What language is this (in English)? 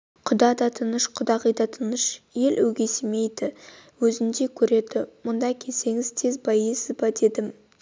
Kazakh